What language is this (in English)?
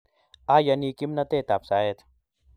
Kalenjin